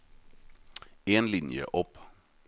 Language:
Norwegian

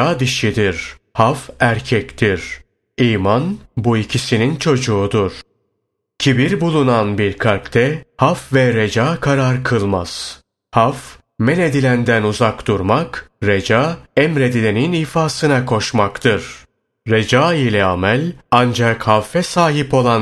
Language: Turkish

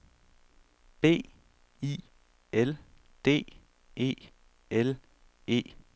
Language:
Danish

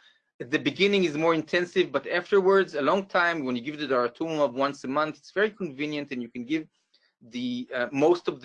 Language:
English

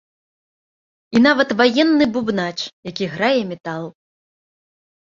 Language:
Belarusian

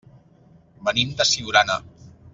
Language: Catalan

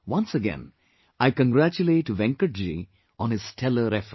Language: English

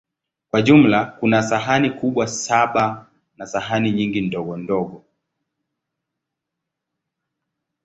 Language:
Swahili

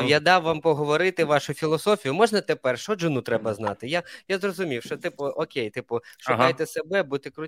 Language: Ukrainian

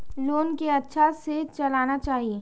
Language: Maithili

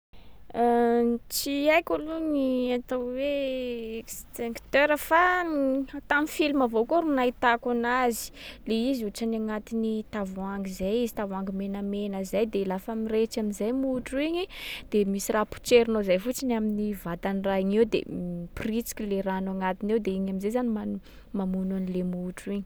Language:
Sakalava Malagasy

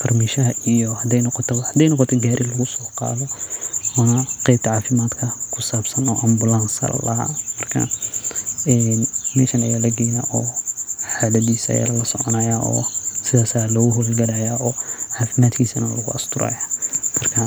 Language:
Somali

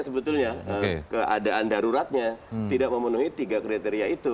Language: Indonesian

